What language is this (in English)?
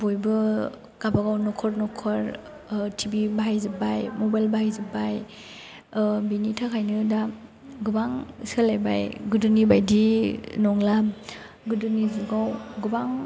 Bodo